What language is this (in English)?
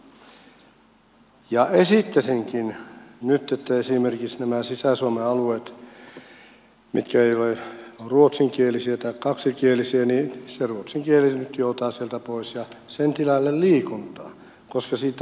Finnish